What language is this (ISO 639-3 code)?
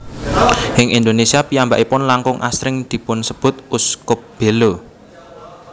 jav